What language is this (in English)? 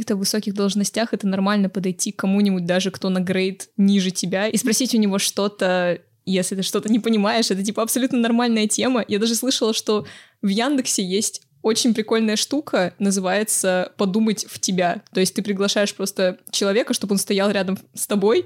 Russian